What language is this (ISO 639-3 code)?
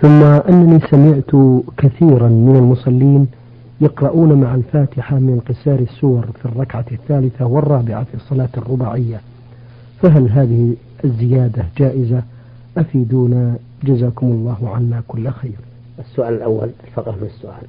ara